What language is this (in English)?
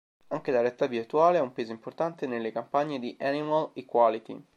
Italian